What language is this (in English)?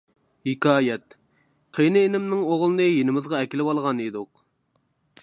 Uyghur